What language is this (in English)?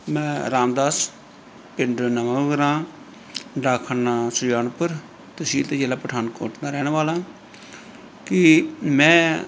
Punjabi